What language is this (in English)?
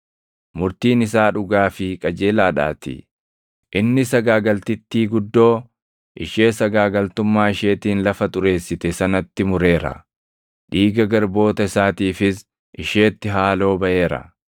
Oromo